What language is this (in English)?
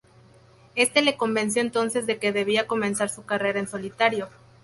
Spanish